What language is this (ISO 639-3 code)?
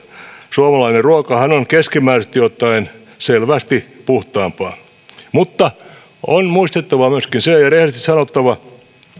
fin